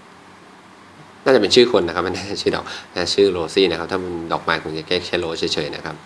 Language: Thai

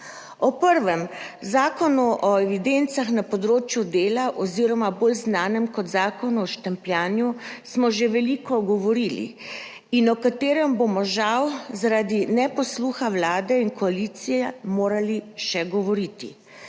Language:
Slovenian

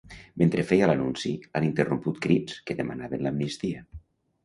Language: Catalan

